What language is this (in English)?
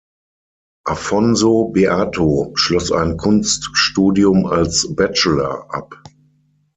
German